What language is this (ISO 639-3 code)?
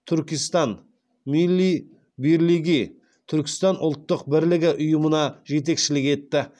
kaz